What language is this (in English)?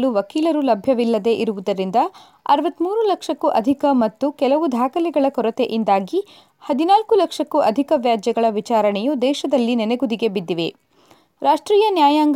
Kannada